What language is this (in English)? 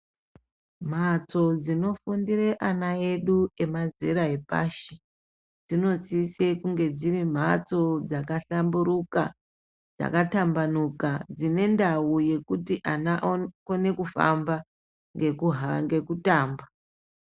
Ndau